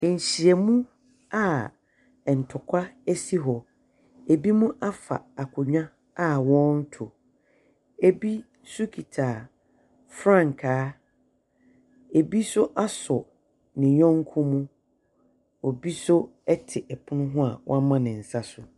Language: Akan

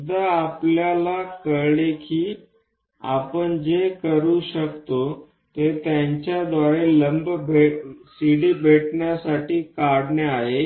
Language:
Marathi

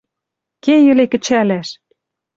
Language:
Western Mari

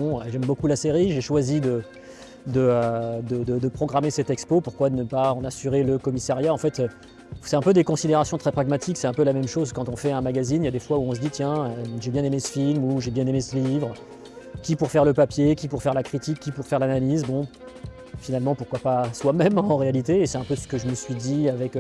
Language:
French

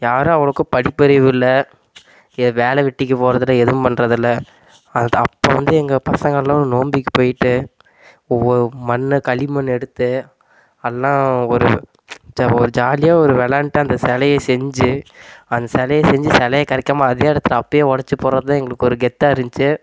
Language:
Tamil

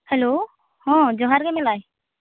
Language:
Santali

